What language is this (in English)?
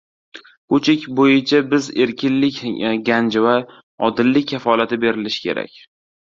Uzbek